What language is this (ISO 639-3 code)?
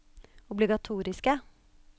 nor